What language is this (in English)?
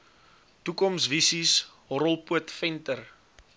Afrikaans